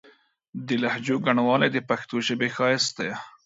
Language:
Pashto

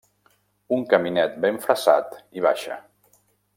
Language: Catalan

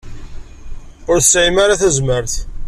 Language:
Kabyle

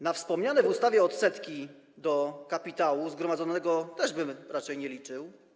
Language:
Polish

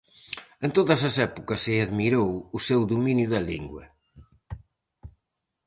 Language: Galician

